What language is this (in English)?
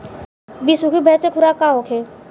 Bhojpuri